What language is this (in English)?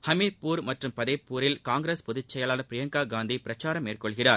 Tamil